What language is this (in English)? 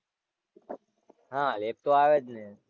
Gujarati